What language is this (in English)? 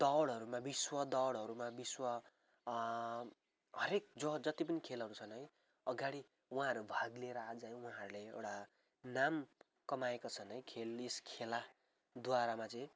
Nepali